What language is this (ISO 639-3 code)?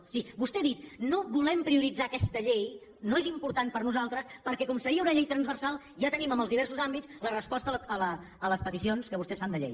cat